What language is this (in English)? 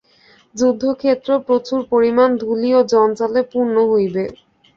Bangla